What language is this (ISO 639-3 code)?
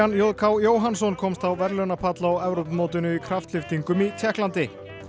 isl